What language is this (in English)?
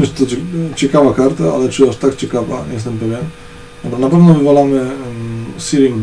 Polish